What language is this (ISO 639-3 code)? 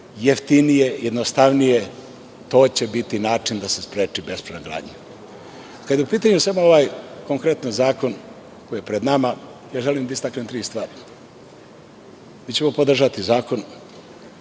srp